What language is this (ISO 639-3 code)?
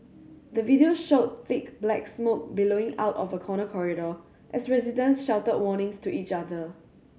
eng